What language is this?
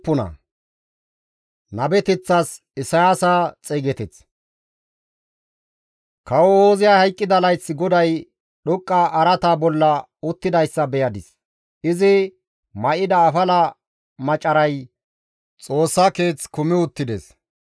Gamo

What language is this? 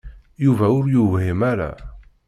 Kabyle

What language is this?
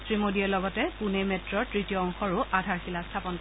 Assamese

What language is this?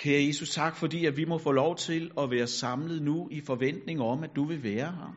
Danish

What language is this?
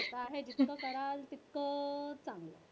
Marathi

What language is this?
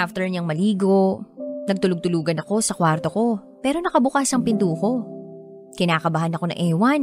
Filipino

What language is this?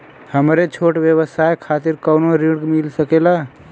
Bhojpuri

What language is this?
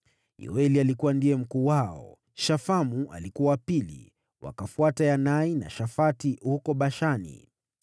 Swahili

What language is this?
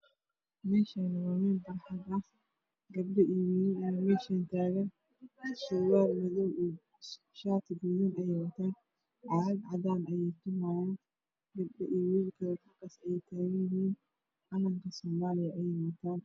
Somali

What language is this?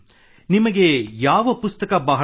Kannada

